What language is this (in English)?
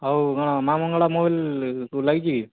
Odia